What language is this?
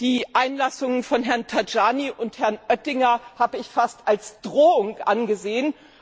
German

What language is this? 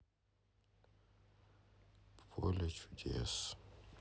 Russian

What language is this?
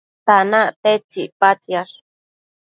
Matsés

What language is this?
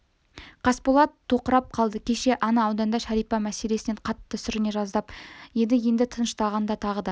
Kazakh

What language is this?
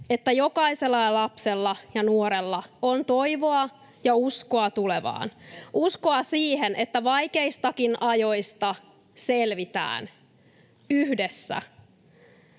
Finnish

